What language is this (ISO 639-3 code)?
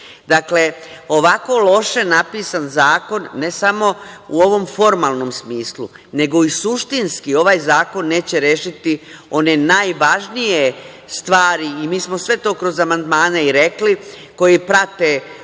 srp